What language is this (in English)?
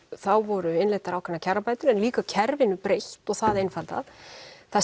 Icelandic